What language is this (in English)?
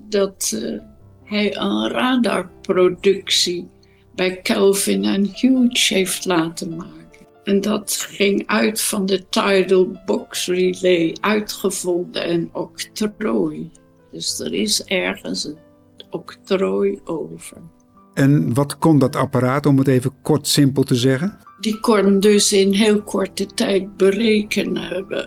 Dutch